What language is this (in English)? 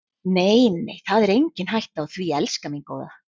Icelandic